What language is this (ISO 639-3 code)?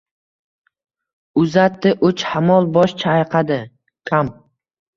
uzb